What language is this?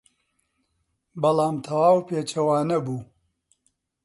Central Kurdish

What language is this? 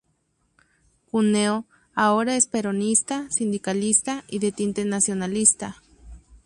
Spanish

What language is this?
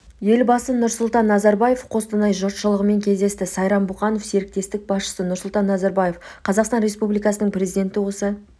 Kazakh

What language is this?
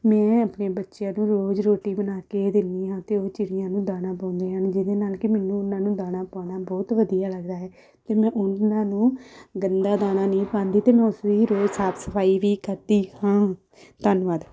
Punjabi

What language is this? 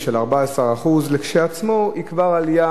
Hebrew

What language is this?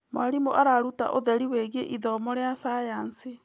Kikuyu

